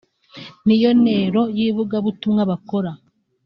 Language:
Kinyarwanda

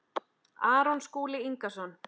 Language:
Icelandic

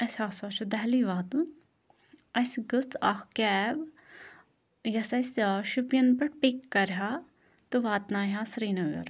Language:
Kashmiri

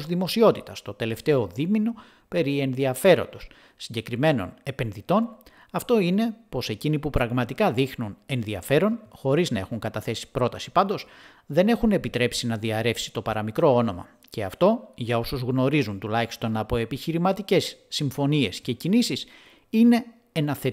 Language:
Greek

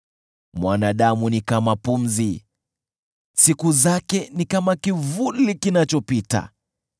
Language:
Swahili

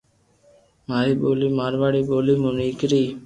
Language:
Loarki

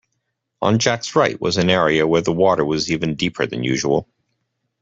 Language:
English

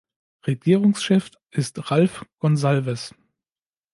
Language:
German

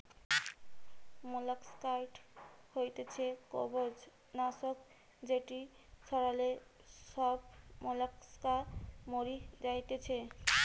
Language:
Bangla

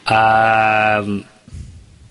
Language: Welsh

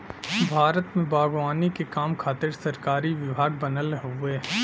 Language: Bhojpuri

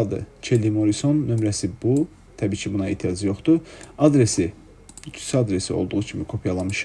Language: Turkish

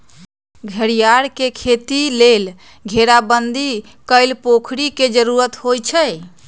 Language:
Magahi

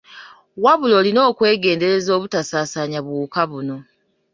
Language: Ganda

